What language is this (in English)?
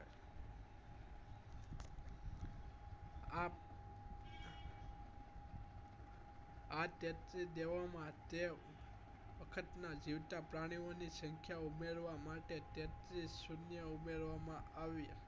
Gujarati